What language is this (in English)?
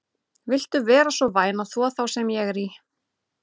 Icelandic